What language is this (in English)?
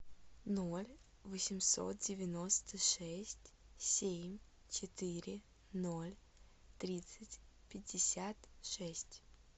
Russian